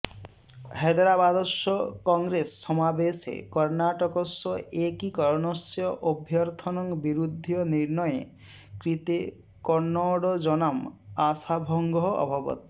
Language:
Sanskrit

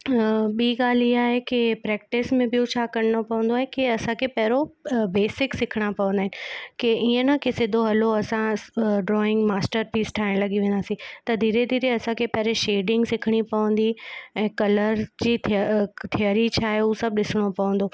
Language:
Sindhi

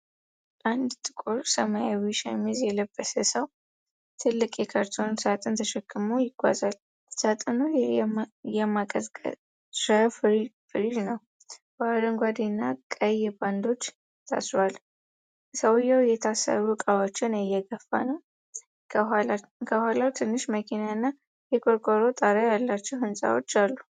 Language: Amharic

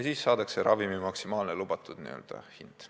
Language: Estonian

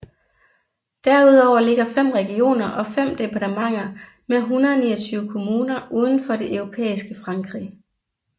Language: Danish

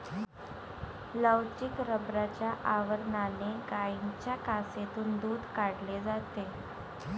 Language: Marathi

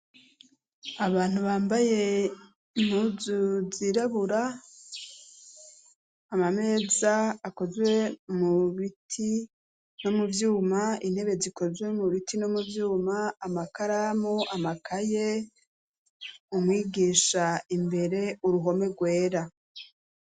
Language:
Rundi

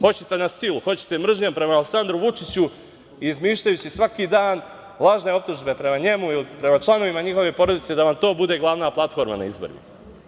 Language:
Serbian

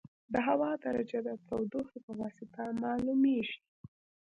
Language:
Pashto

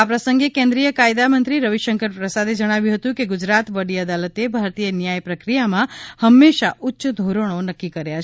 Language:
Gujarati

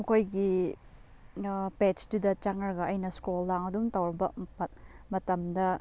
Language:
Manipuri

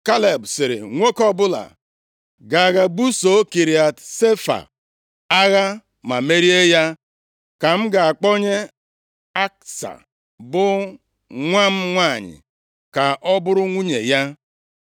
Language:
Igbo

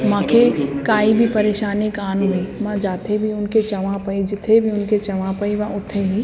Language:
Sindhi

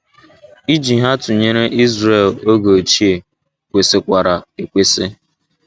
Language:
Igbo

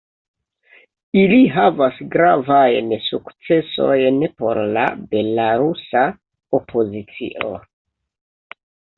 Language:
Esperanto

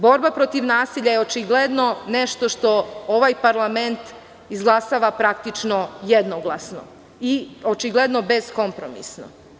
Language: Serbian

